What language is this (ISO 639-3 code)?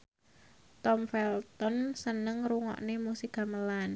jav